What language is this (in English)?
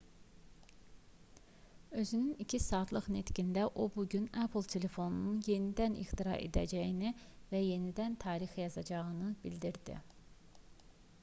Azerbaijani